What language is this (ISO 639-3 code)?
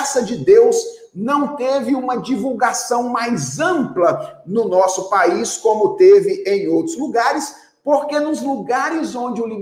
por